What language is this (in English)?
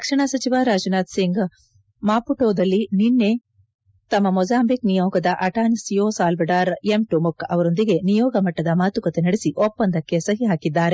Kannada